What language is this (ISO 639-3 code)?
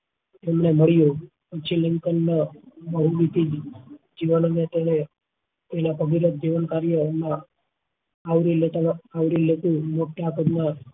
guj